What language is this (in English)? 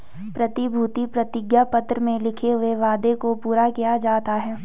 Hindi